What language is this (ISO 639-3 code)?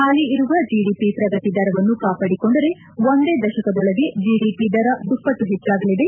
kan